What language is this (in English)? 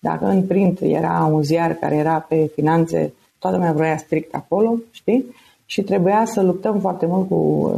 Romanian